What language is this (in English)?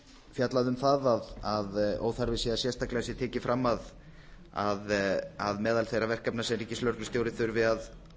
Icelandic